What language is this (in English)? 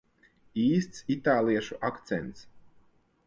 Latvian